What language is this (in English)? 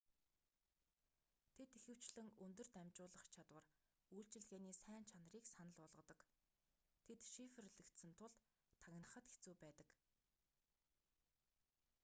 Mongolian